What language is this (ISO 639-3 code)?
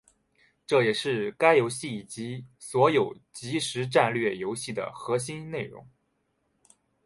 zho